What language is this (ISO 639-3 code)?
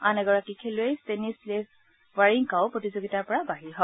asm